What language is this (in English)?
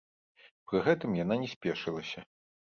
Belarusian